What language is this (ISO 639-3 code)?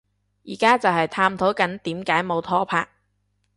yue